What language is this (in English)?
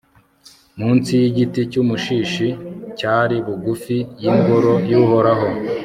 Kinyarwanda